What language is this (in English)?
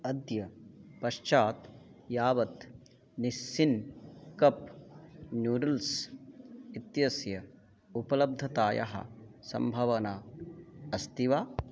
Sanskrit